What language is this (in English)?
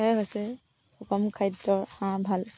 Assamese